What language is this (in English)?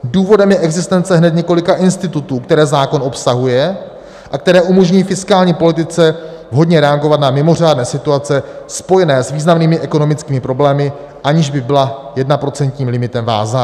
Czech